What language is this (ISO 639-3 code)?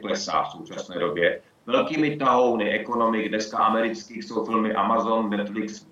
ces